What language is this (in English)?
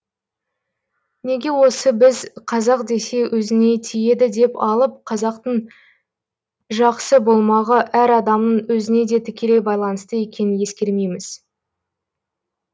Kazakh